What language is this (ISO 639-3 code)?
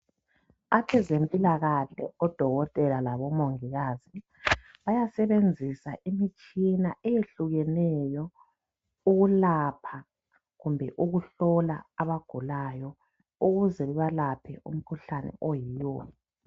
nde